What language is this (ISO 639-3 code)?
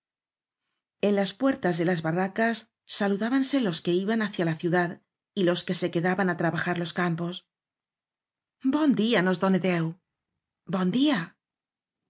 spa